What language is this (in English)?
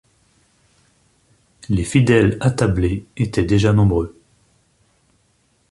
French